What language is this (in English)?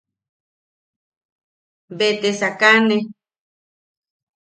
Yaqui